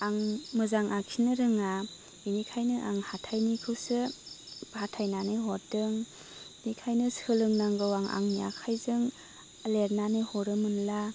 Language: Bodo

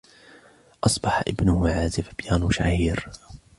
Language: Arabic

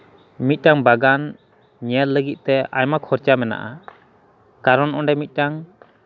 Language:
Santali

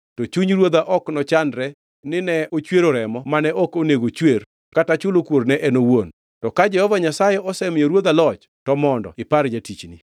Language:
Luo (Kenya and Tanzania)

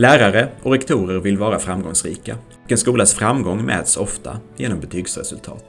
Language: Swedish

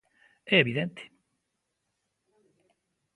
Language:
Galician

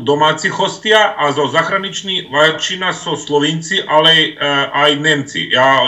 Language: Slovak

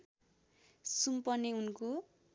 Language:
Nepali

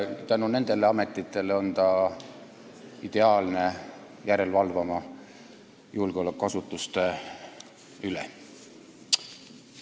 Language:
Estonian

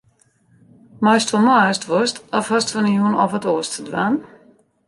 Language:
Western Frisian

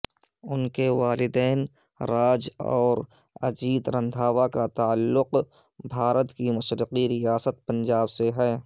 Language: Urdu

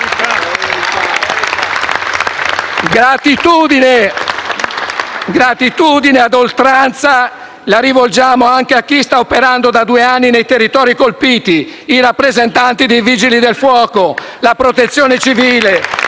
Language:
Italian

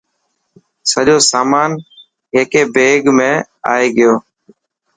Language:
Dhatki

